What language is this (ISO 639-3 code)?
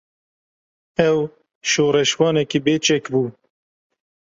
kur